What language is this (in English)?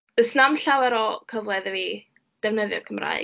Welsh